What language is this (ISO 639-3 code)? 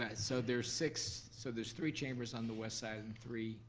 eng